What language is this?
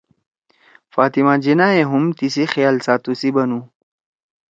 Torwali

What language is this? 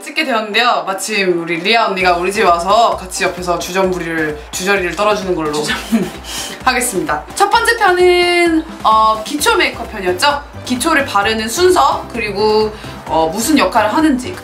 Korean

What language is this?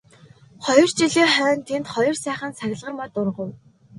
Mongolian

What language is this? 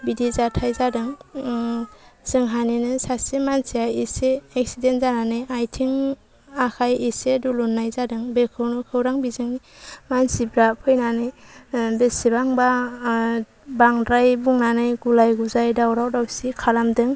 Bodo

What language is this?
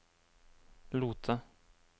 Norwegian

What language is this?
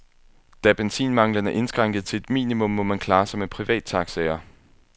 Danish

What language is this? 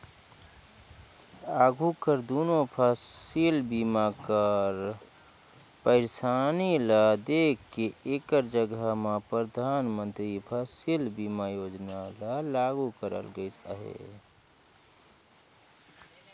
Chhattisgarhi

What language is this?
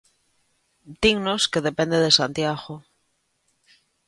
Galician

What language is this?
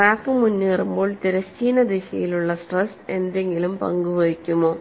Malayalam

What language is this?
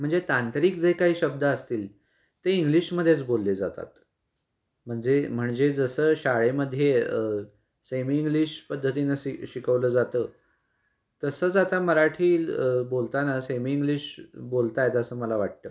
Marathi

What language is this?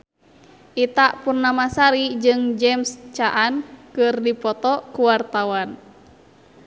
Sundanese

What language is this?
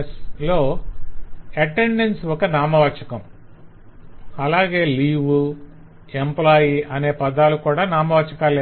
Telugu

